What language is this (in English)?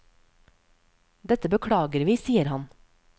Norwegian